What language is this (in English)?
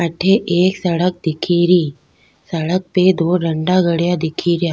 Rajasthani